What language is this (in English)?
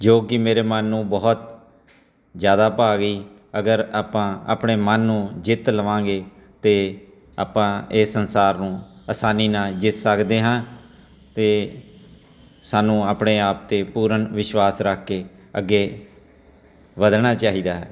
Punjabi